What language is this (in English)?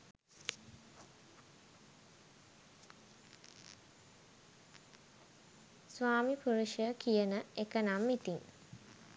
Sinhala